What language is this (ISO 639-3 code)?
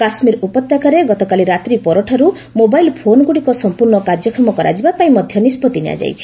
ori